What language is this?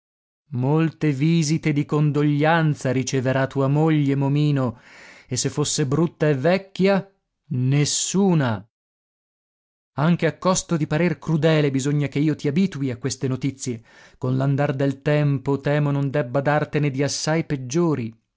Italian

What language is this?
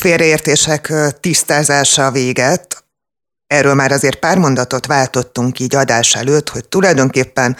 Hungarian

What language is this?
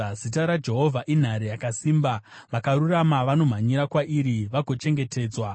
Shona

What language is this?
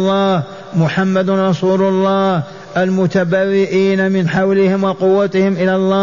Arabic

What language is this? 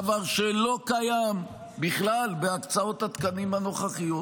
Hebrew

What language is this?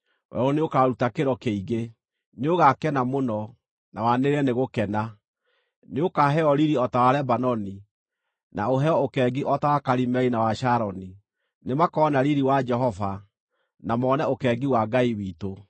Kikuyu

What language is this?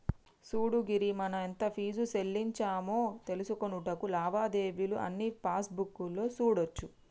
Telugu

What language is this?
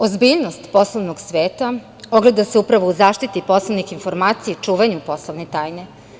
Serbian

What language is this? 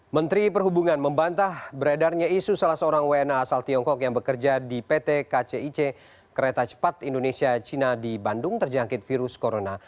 Indonesian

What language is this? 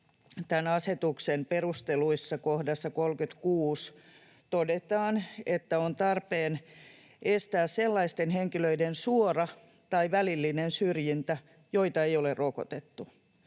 Finnish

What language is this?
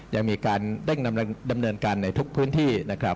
Thai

